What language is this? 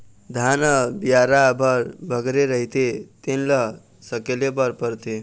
Chhattisgarhi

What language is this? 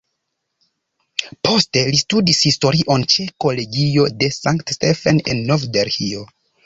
Esperanto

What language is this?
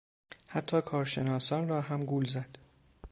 Persian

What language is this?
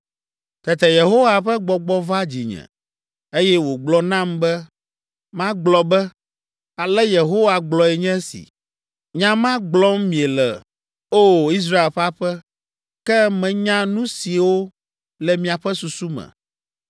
Ewe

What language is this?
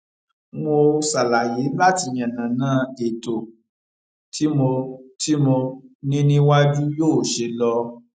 Yoruba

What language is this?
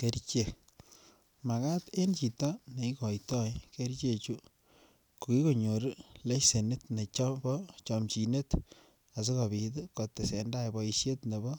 Kalenjin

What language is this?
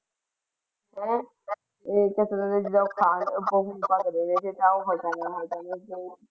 Punjabi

